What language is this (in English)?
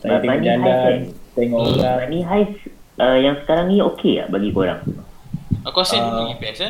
Malay